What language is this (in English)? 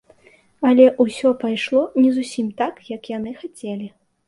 Belarusian